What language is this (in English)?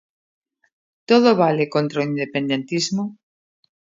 Galician